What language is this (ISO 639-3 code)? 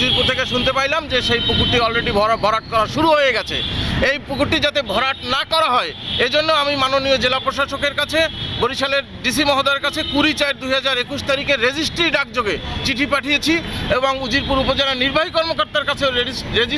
ben